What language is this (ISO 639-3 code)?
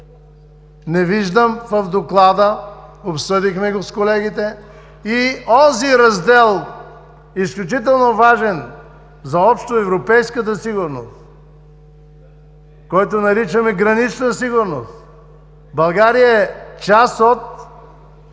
bul